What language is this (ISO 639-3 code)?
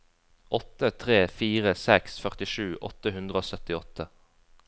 nor